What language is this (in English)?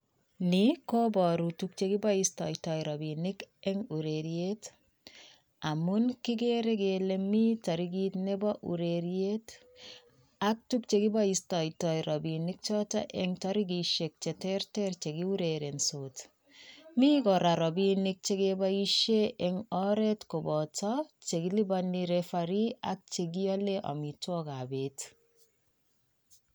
Kalenjin